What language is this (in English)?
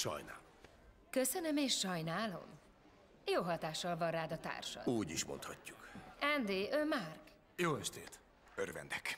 Hungarian